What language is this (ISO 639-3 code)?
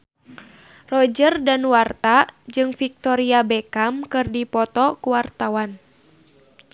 sun